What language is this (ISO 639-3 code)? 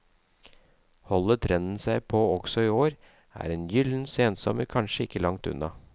nor